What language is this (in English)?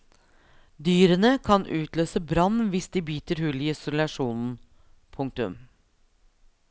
Norwegian